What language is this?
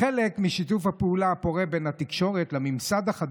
Hebrew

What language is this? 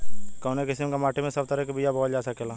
Bhojpuri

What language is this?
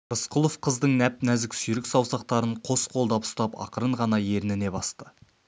Kazakh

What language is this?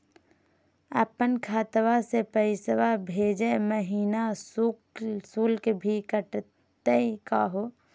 Magahi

